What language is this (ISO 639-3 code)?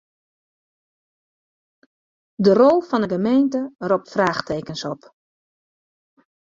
fry